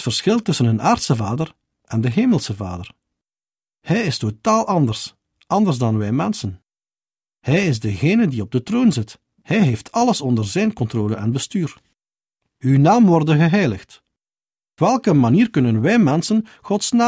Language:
Dutch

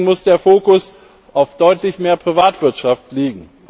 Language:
German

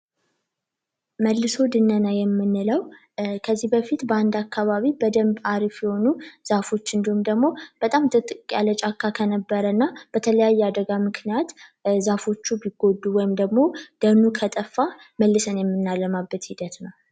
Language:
Amharic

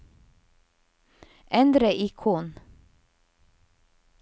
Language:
Norwegian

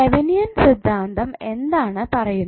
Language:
Malayalam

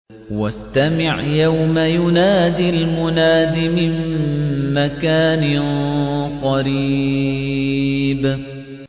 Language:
Arabic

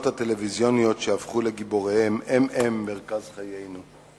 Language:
Hebrew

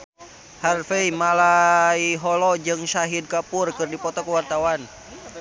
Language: Sundanese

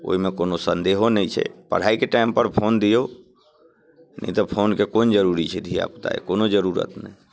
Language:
Maithili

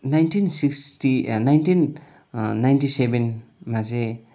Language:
Nepali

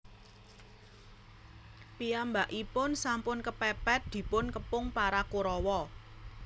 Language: Javanese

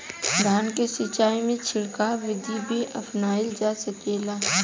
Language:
Bhojpuri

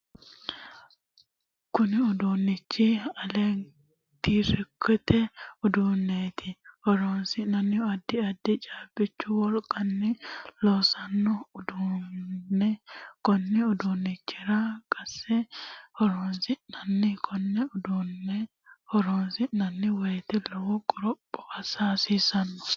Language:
Sidamo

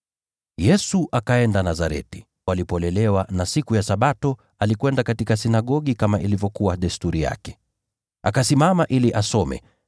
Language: Swahili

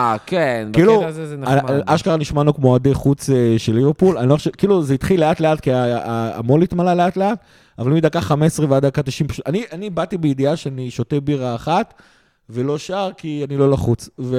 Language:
Hebrew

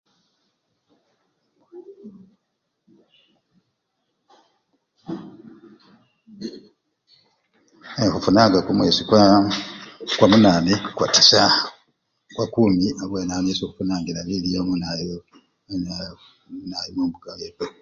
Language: Luyia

